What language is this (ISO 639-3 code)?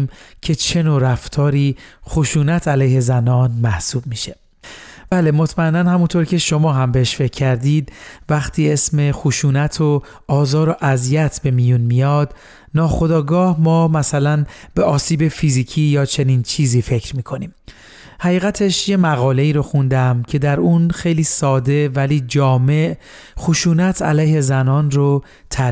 fas